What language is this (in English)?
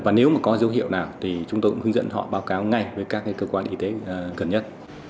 Vietnamese